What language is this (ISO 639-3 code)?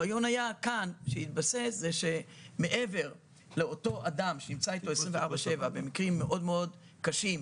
heb